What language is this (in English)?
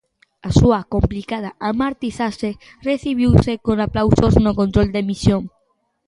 Galician